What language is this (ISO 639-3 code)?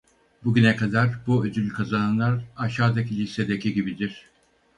tur